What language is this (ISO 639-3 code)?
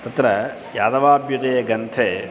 san